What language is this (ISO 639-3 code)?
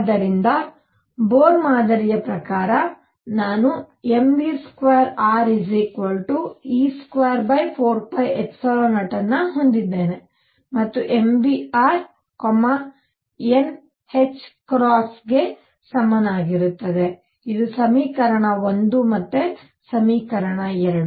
kan